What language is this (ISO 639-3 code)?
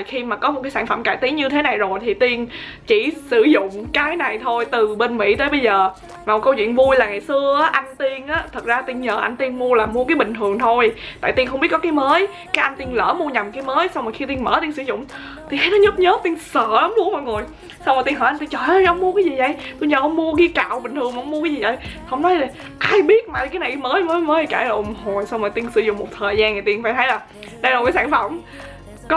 vie